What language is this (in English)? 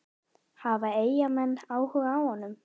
Icelandic